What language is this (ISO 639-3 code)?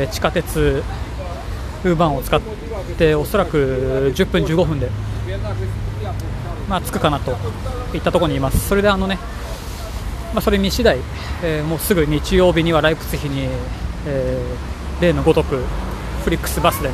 jpn